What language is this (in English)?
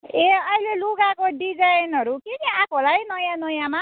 Nepali